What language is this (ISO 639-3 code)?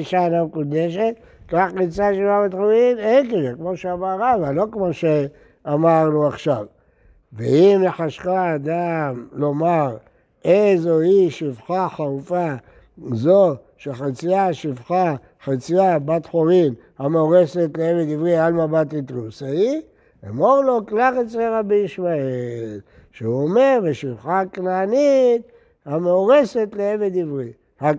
heb